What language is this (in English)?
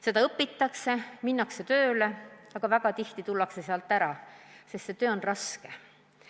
Estonian